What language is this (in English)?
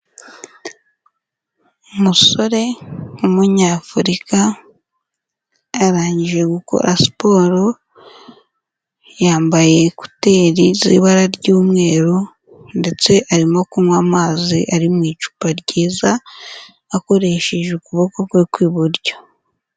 Kinyarwanda